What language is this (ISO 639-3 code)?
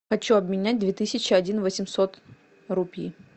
rus